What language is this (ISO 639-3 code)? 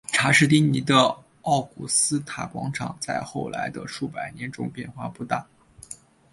zho